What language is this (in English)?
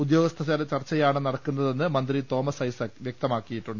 Malayalam